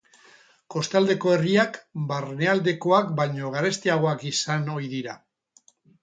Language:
Basque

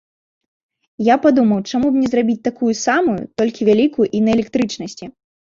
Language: Belarusian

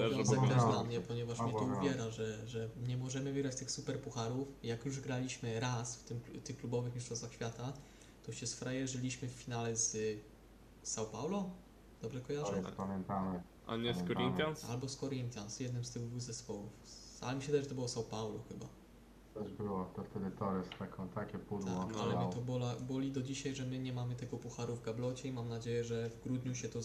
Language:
Polish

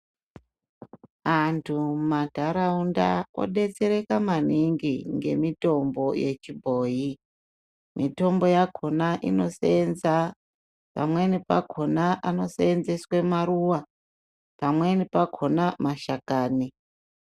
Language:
Ndau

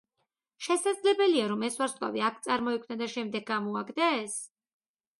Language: Georgian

